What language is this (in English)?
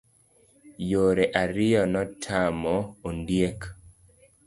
Luo (Kenya and Tanzania)